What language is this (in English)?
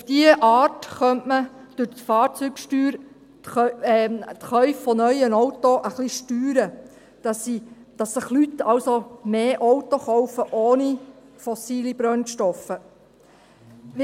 Swiss German